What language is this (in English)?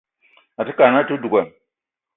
Eton (Cameroon)